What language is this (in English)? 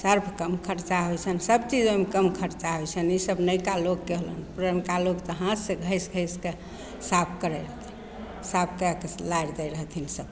Maithili